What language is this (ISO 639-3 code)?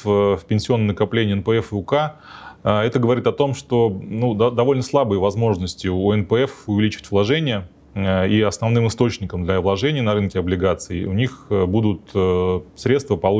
rus